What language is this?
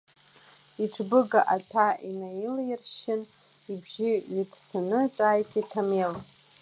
Abkhazian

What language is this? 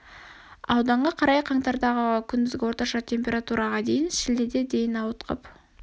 Kazakh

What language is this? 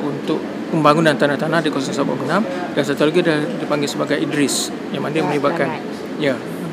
Malay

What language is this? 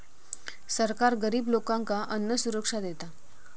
Marathi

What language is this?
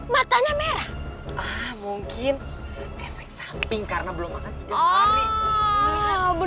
Indonesian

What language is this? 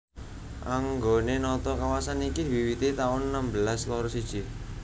Javanese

